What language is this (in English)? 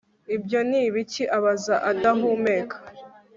Kinyarwanda